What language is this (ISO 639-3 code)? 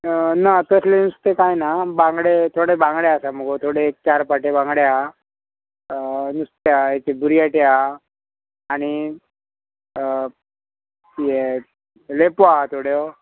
kok